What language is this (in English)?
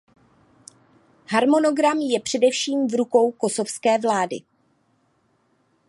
Czech